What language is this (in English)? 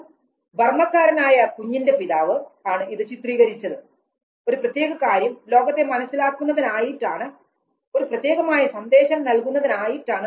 Malayalam